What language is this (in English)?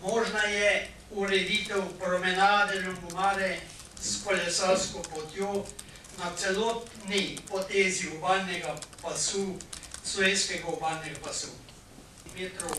Korean